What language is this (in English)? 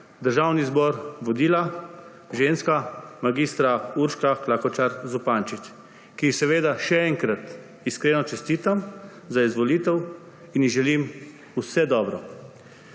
Slovenian